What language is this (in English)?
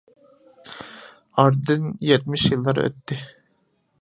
Uyghur